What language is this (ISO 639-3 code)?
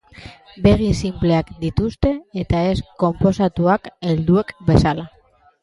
eus